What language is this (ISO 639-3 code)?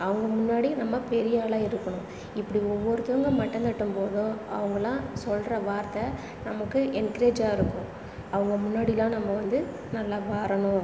tam